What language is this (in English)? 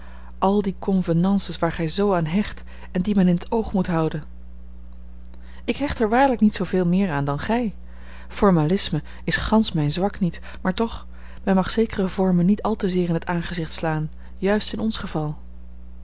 Dutch